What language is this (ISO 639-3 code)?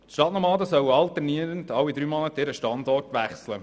gsw